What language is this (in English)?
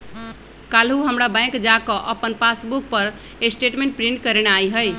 Magahi